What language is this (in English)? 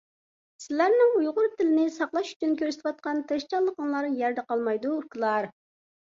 Uyghur